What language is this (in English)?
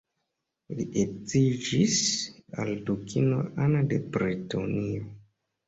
Esperanto